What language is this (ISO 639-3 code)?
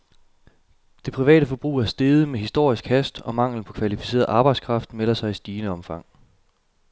dan